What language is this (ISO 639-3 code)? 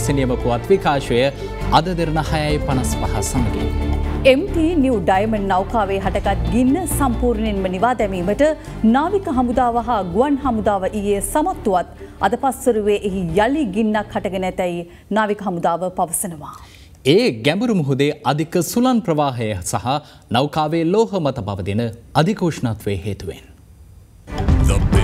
hin